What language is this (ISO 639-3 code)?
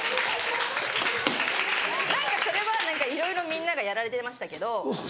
jpn